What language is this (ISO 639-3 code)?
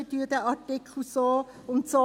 gsw